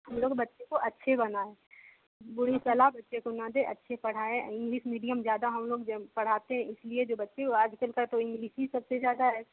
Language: Hindi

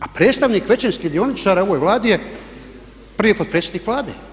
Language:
Croatian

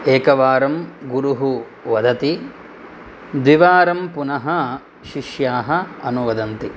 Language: Sanskrit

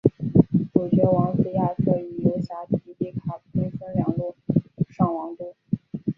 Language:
Chinese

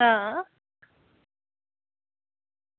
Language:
Dogri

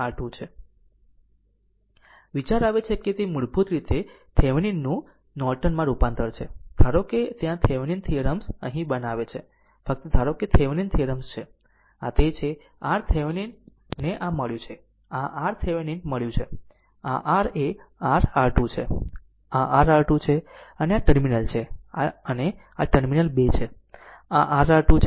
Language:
Gujarati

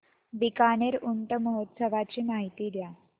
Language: Marathi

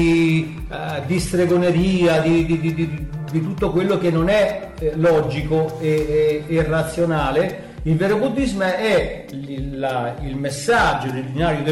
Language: Italian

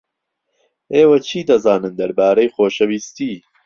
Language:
Central Kurdish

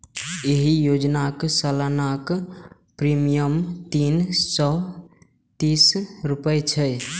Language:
Maithili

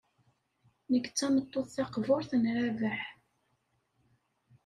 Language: Kabyle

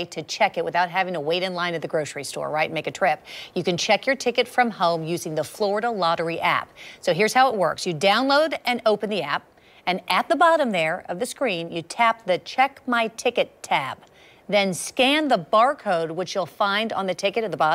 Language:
English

